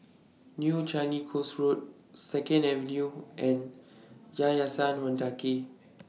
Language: English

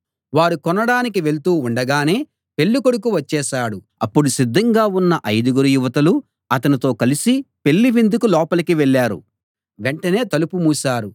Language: Telugu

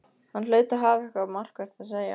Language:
Icelandic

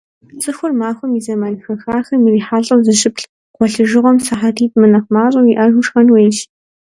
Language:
Kabardian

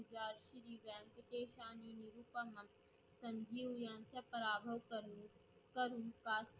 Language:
Marathi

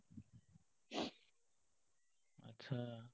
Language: Assamese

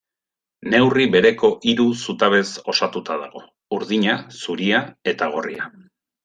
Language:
Basque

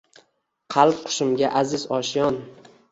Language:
Uzbek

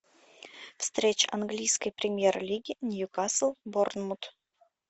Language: Russian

